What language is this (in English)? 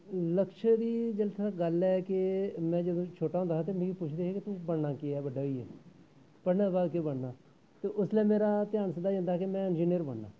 Dogri